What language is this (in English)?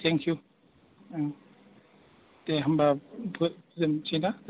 Bodo